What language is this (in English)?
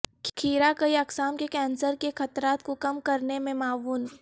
Urdu